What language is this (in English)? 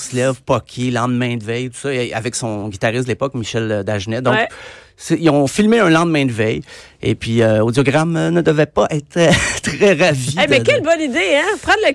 French